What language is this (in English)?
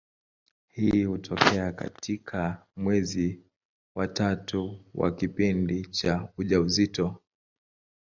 Swahili